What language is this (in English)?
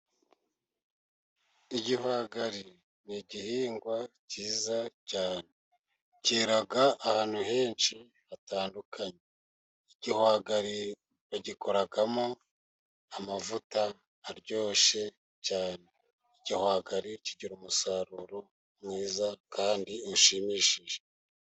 Kinyarwanda